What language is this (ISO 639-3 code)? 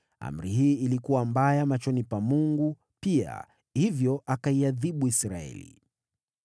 swa